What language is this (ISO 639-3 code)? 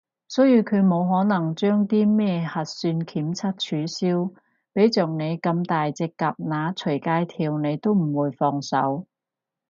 yue